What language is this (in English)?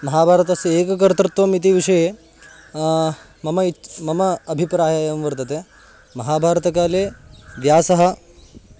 Sanskrit